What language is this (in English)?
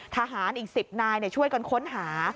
Thai